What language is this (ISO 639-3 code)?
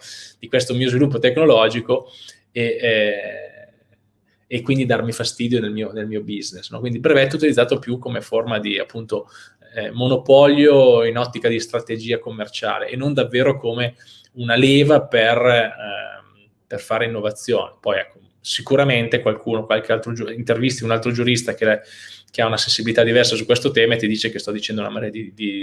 ita